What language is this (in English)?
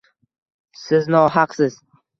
Uzbek